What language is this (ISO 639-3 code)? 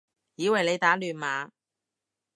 yue